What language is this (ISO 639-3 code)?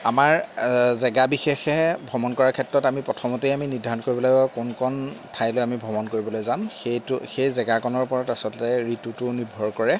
asm